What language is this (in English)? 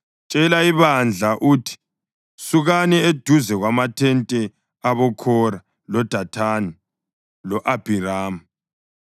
North Ndebele